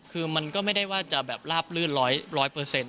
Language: Thai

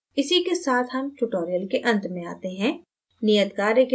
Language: Hindi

